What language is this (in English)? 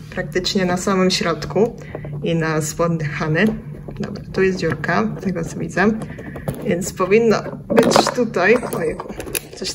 Polish